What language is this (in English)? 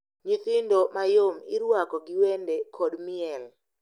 Luo (Kenya and Tanzania)